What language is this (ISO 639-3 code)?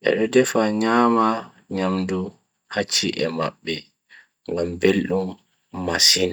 fui